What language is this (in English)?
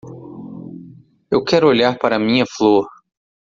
Portuguese